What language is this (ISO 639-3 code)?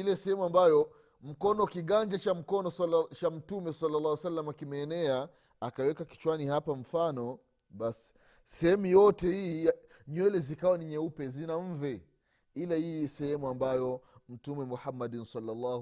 swa